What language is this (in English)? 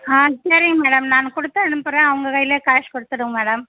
Tamil